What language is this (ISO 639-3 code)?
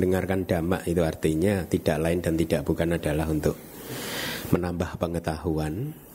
ind